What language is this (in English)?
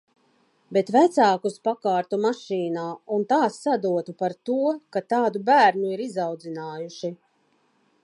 Latvian